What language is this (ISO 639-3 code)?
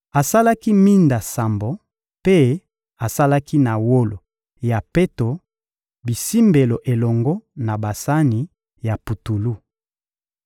lin